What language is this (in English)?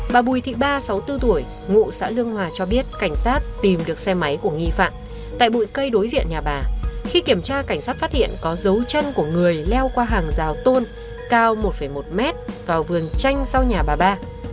Vietnamese